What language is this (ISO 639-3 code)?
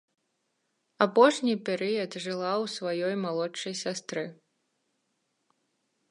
bel